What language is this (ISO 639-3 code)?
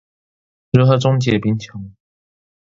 zho